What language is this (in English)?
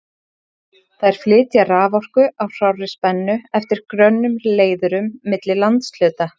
Icelandic